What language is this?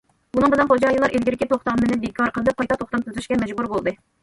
Uyghur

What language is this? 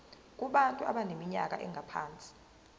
Zulu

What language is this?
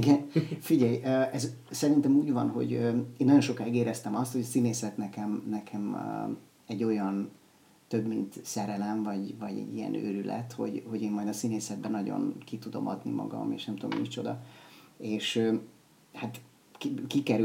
Hungarian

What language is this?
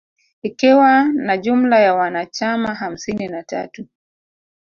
Swahili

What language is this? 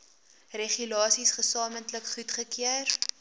Afrikaans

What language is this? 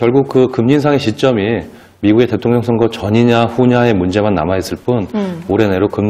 Korean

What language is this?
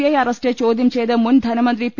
Malayalam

